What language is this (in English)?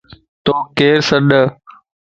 Lasi